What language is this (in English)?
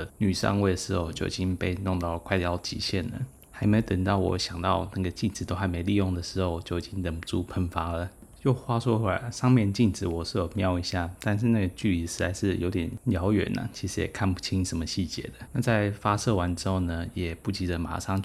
Chinese